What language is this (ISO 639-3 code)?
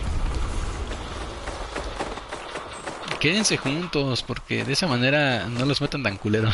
spa